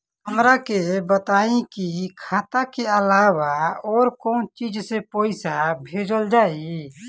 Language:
Bhojpuri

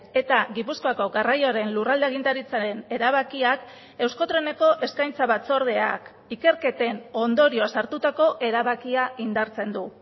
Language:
Basque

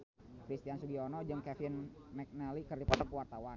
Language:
Sundanese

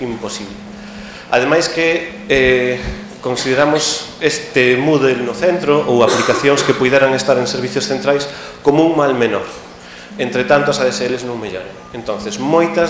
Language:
Spanish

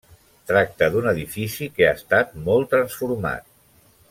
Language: Catalan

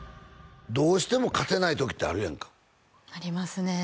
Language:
Japanese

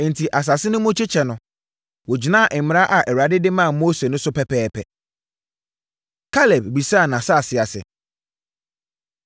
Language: Akan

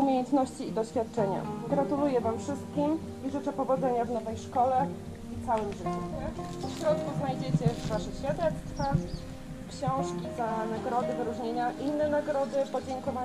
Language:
Polish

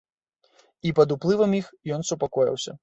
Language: Belarusian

